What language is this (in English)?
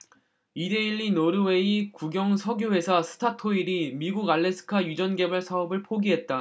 Korean